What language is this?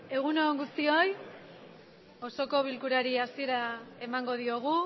Basque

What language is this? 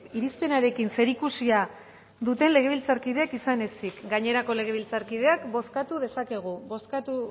Basque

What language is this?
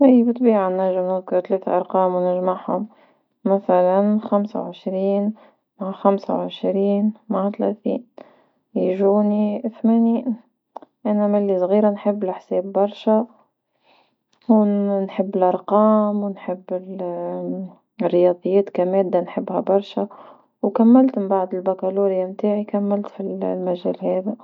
Tunisian Arabic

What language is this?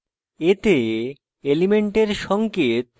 Bangla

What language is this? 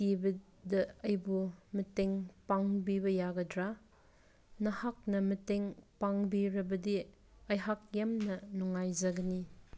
Manipuri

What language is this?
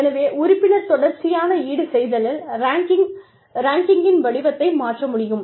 Tamil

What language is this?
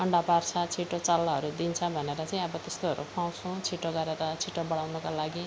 Nepali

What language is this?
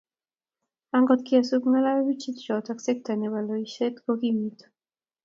Kalenjin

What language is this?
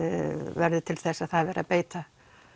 Icelandic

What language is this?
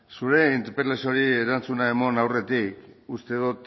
Basque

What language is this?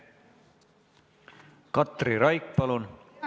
Estonian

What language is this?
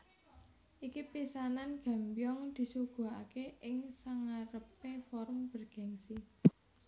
Javanese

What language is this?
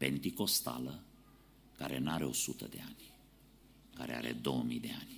Romanian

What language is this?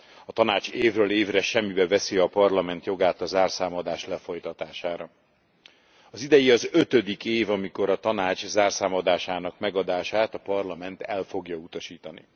Hungarian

